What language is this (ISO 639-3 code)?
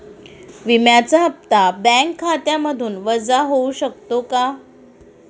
mar